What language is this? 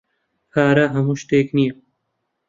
Central Kurdish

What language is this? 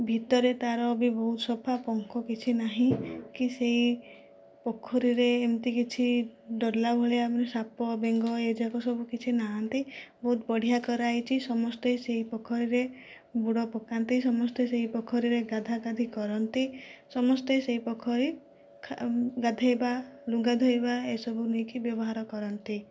Odia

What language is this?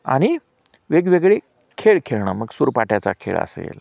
Marathi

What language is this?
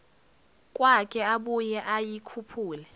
Zulu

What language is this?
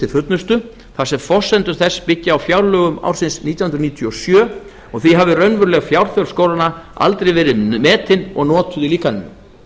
Icelandic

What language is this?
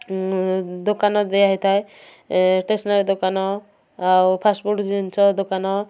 Odia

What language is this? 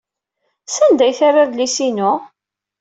Kabyle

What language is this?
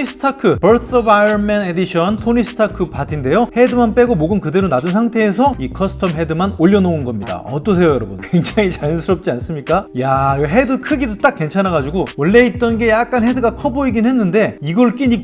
Korean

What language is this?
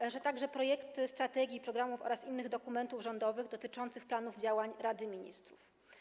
Polish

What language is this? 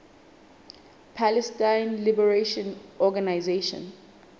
Southern Sotho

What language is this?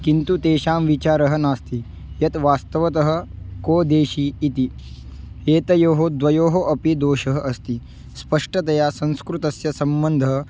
Sanskrit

